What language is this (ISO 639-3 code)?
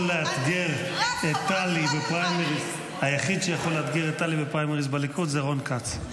heb